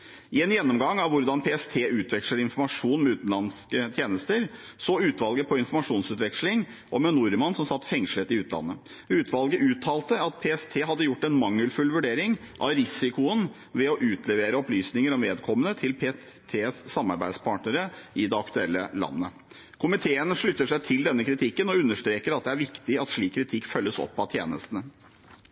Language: Norwegian Bokmål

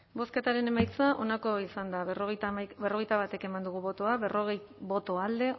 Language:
Basque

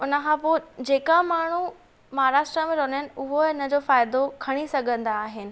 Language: Sindhi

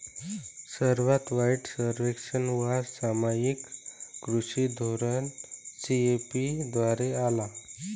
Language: Marathi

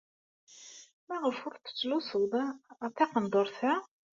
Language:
Kabyle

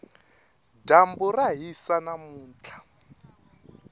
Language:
Tsonga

